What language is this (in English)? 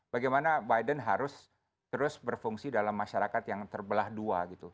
Indonesian